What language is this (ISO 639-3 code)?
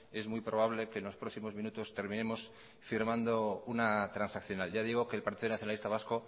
spa